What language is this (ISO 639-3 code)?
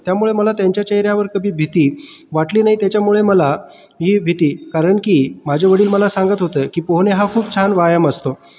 mar